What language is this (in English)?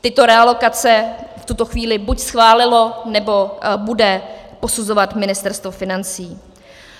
Czech